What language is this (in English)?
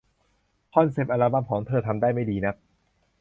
Thai